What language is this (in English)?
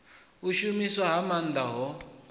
Venda